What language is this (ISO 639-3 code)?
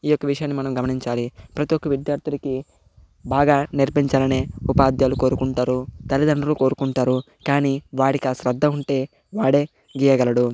tel